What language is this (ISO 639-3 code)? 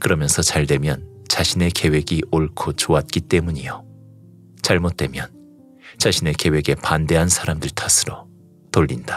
kor